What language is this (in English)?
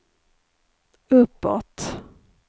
Swedish